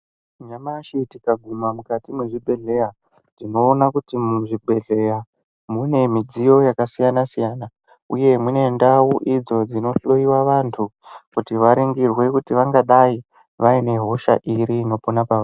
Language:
Ndau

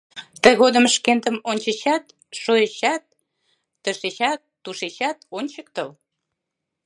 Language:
Mari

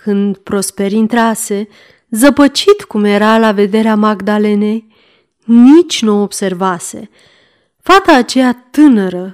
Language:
Romanian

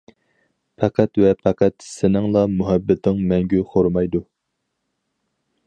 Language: Uyghur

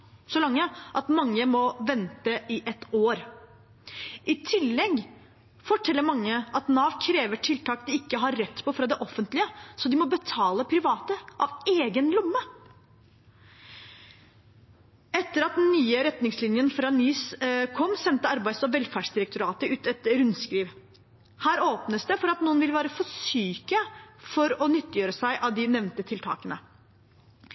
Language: Norwegian Bokmål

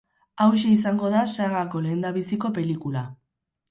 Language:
Basque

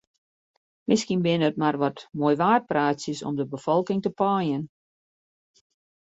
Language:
Western Frisian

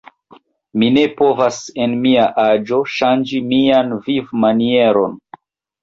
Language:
Esperanto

